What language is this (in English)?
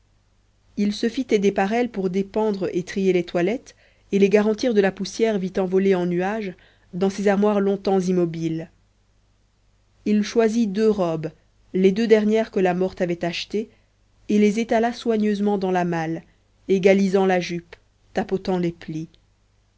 French